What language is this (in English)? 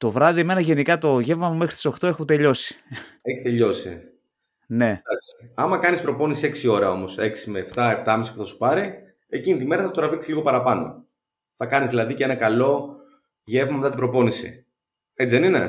Greek